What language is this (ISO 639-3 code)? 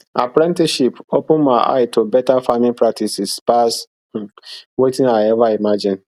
pcm